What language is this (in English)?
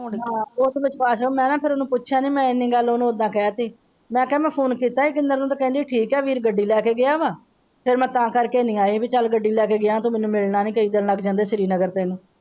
Punjabi